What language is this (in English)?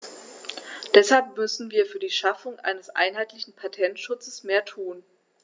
German